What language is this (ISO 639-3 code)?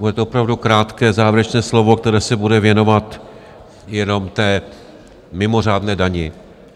ces